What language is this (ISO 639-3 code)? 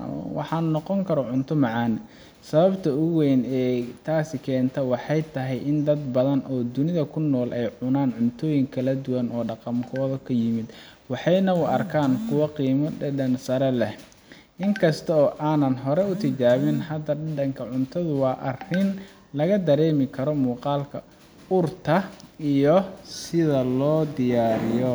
som